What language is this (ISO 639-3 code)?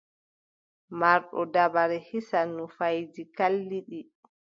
fub